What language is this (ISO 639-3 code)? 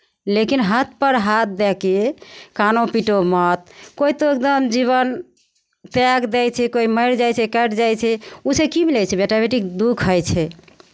mai